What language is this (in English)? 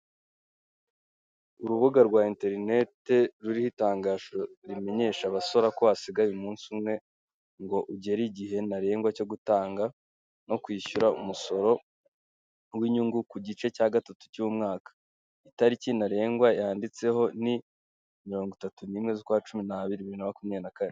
Kinyarwanda